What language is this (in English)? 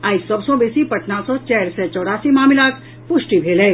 Maithili